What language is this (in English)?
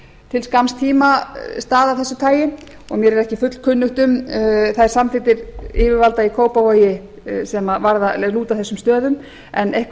Icelandic